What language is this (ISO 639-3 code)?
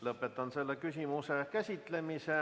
est